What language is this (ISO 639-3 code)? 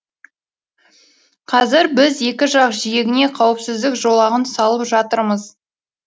kaz